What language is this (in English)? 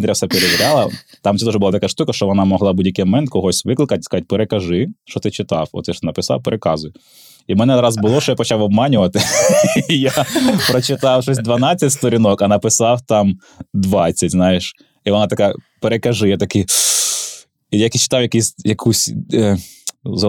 Ukrainian